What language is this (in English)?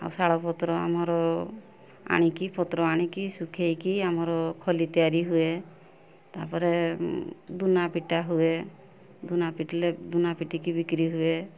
Odia